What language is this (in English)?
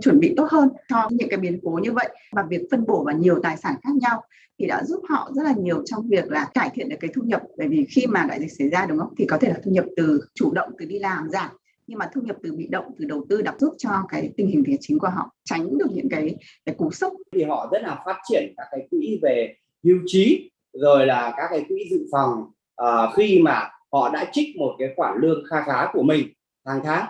Vietnamese